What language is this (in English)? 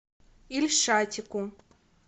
Russian